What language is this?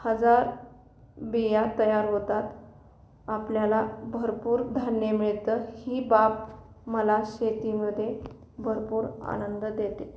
Marathi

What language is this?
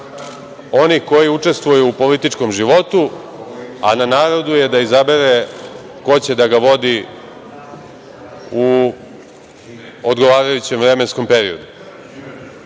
Serbian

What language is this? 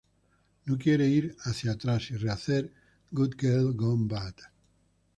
Spanish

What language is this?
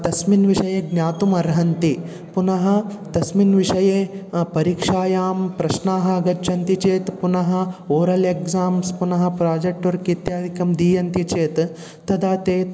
Sanskrit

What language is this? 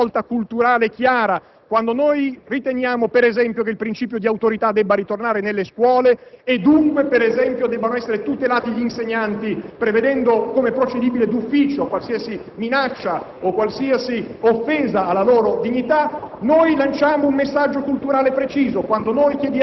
Italian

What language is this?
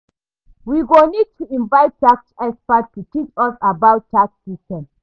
Nigerian Pidgin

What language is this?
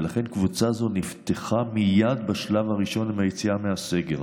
Hebrew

